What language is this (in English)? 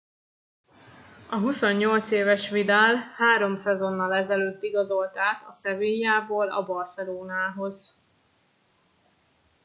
Hungarian